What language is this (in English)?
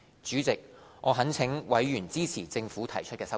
Cantonese